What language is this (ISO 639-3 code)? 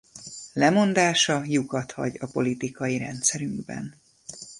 hun